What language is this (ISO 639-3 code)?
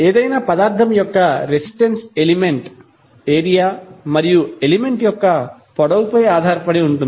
tel